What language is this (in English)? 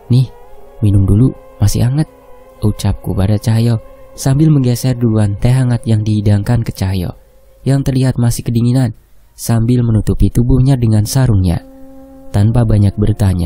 Indonesian